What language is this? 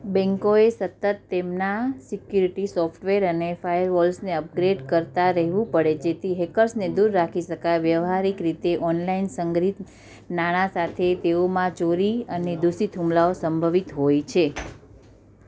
Gujarati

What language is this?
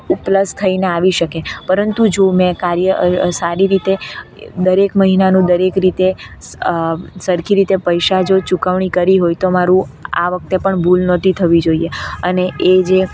Gujarati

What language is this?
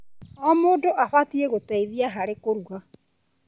Kikuyu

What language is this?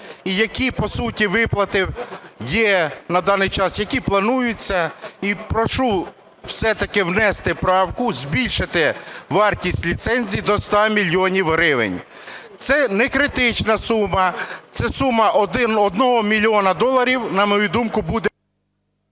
Ukrainian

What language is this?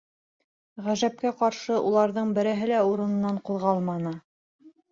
Bashkir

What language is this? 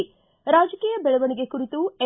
Kannada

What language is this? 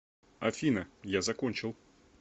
Russian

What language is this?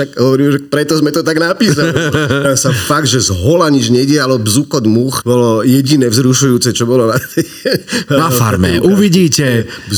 Slovak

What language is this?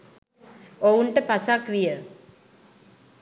Sinhala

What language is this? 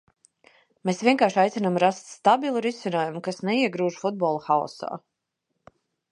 Latvian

